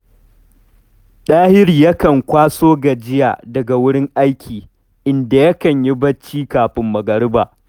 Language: Hausa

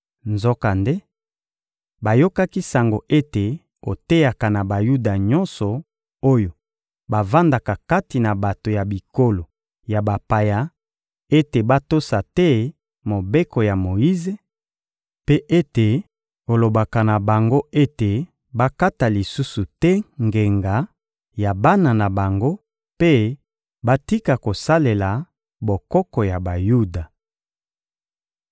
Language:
Lingala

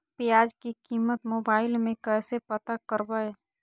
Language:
Magahi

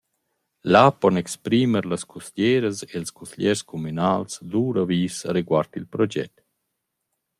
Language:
Romansh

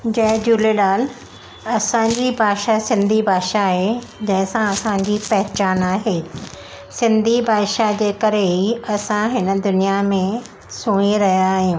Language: Sindhi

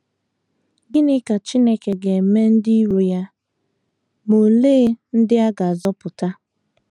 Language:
Igbo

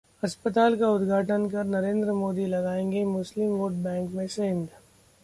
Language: Hindi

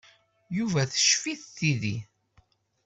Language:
Kabyle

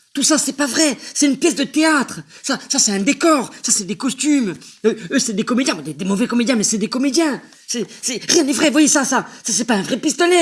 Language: French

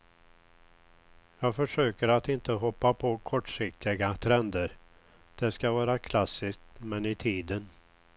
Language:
Swedish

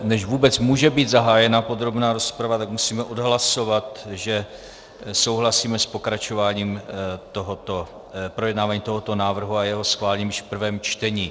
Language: Czech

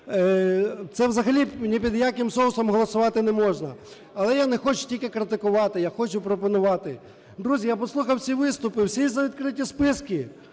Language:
Ukrainian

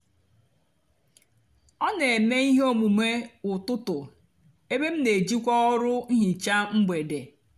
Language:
Igbo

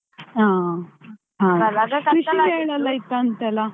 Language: Kannada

